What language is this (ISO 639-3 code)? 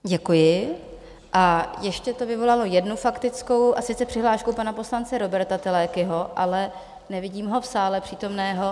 ces